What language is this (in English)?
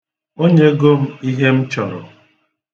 Igbo